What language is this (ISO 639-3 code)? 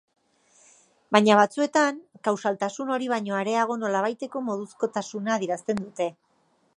eus